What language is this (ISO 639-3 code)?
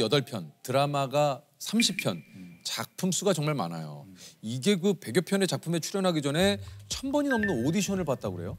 kor